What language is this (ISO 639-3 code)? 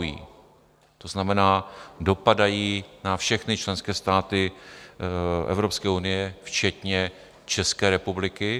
ces